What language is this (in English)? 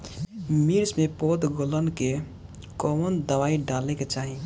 Bhojpuri